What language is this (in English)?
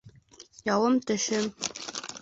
Bashkir